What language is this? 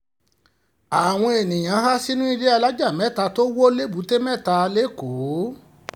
Yoruba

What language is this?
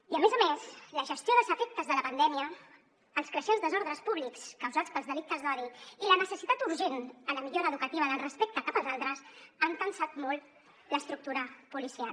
Catalan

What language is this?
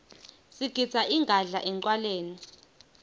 Swati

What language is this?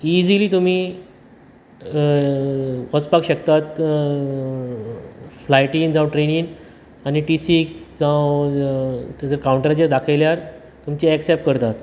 Konkani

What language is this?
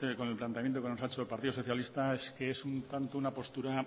Spanish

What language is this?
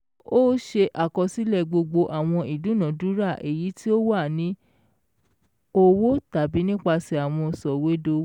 Yoruba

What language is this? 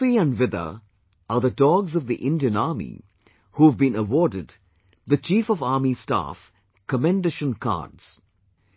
English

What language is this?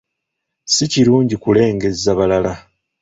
Ganda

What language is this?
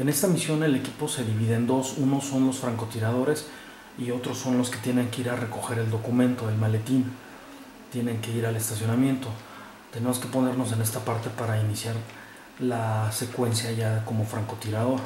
Spanish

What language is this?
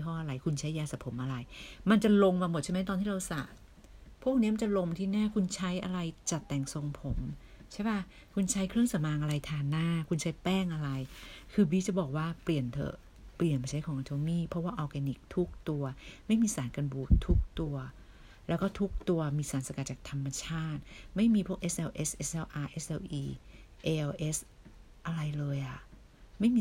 Thai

